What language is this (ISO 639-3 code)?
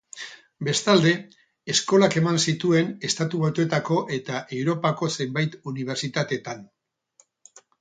eus